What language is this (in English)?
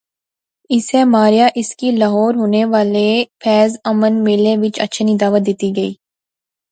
Pahari-Potwari